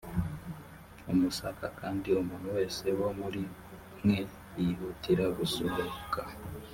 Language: Kinyarwanda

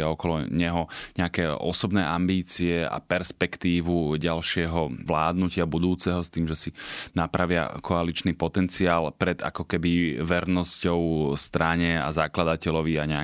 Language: Slovak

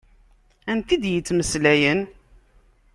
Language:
Kabyle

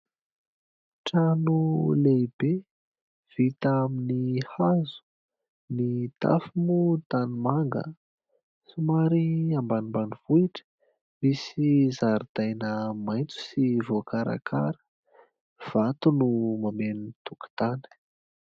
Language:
Malagasy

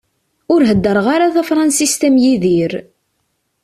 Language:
Kabyle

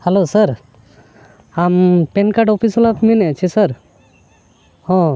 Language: Santali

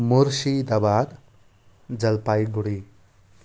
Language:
Nepali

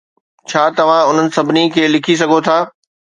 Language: Sindhi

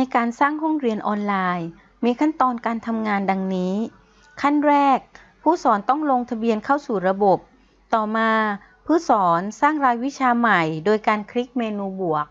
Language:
Thai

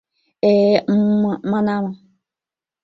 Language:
Mari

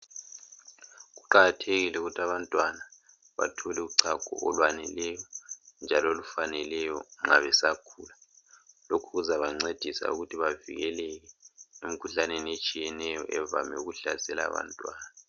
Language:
North Ndebele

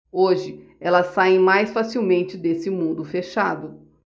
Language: Portuguese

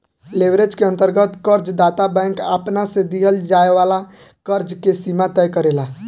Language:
Bhojpuri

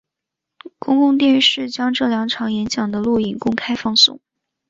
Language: Chinese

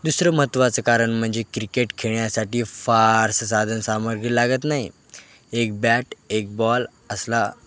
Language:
Marathi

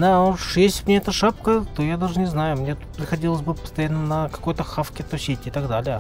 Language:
Russian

